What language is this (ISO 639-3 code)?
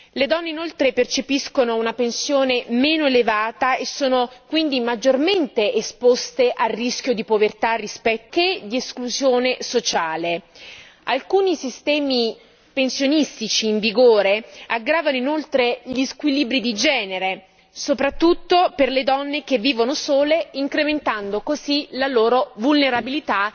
ita